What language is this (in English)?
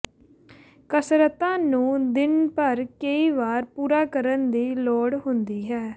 Punjabi